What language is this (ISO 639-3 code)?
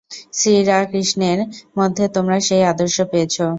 ben